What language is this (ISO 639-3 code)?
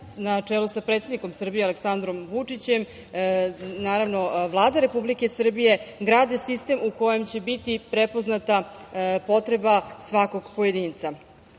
srp